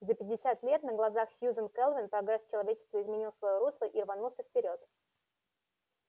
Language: Russian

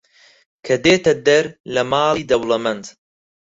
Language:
Central Kurdish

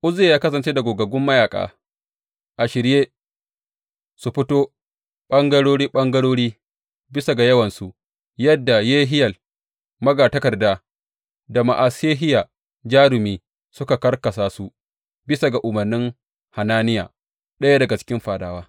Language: Hausa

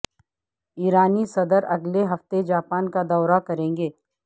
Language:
Urdu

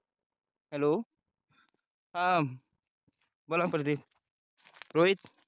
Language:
Marathi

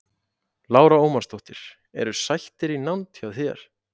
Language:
Icelandic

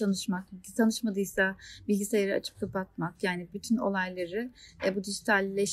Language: Turkish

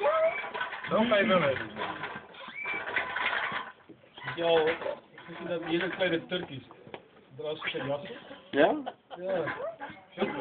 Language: Dutch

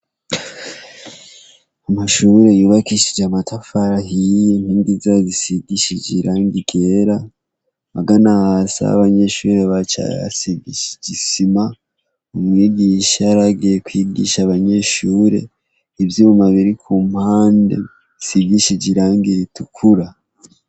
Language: Rundi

